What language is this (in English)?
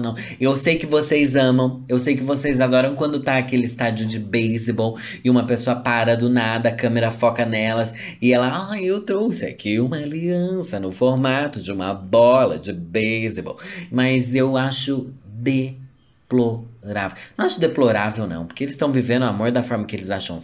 Portuguese